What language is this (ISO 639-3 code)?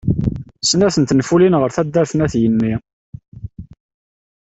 kab